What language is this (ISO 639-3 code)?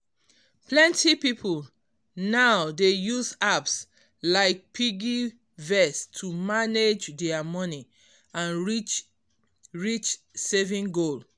pcm